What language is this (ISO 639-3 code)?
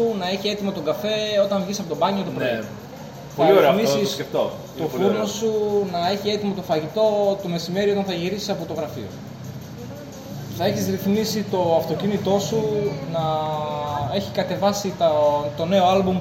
ell